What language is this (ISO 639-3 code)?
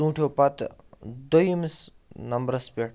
kas